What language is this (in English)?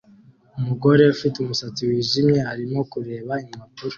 Kinyarwanda